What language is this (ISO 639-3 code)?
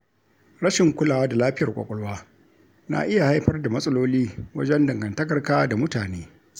hau